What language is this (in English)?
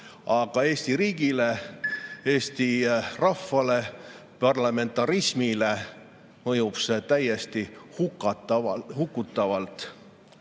Estonian